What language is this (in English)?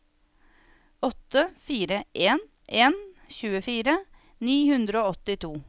Norwegian